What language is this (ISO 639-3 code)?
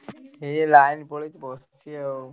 ori